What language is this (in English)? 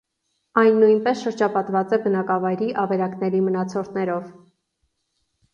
Armenian